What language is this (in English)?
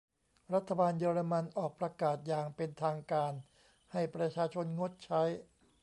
Thai